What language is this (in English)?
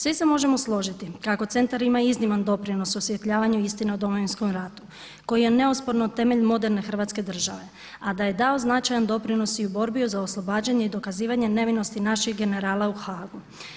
Croatian